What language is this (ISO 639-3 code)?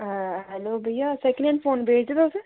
doi